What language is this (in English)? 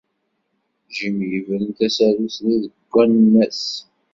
Kabyle